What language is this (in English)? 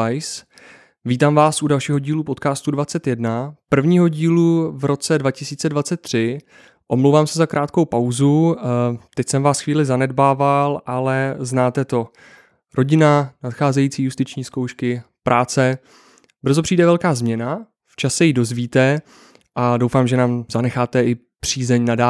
Czech